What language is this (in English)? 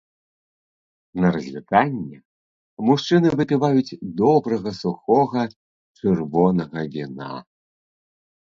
Belarusian